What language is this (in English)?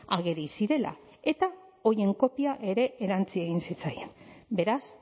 Basque